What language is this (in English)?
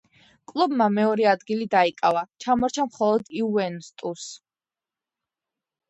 Georgian